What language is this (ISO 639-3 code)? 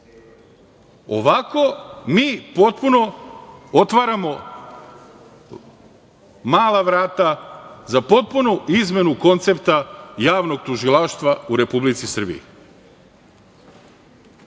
srp